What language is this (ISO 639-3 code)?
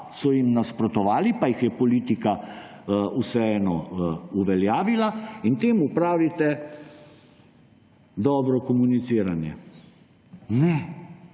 slv